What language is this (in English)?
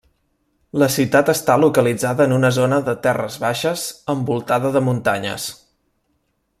Catalan